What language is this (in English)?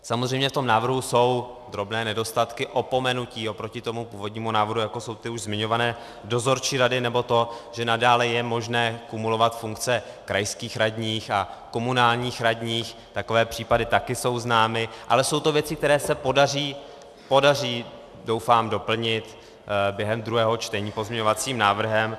Czech